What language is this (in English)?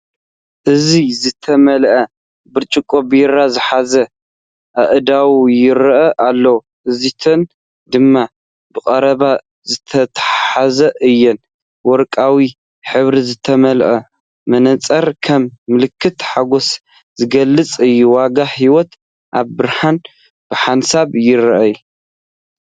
Tigrinya